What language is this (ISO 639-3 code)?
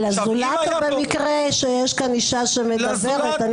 heb